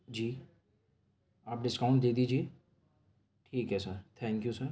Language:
Urdu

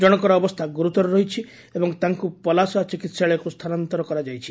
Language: Odia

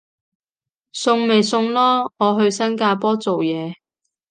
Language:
Cantonese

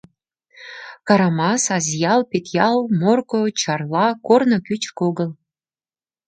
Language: Mari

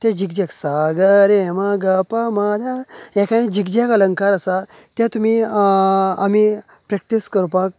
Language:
Konkani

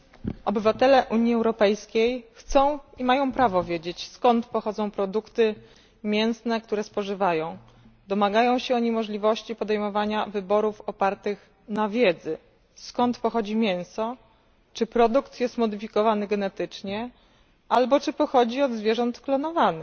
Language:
Polish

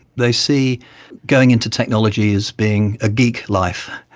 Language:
English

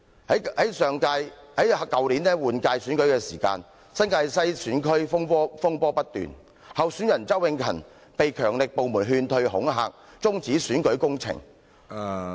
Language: Cantonese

